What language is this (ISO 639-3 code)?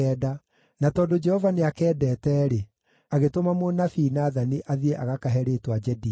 kik